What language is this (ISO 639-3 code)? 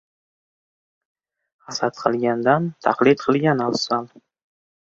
uzb